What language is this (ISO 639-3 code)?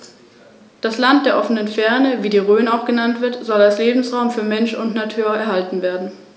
deu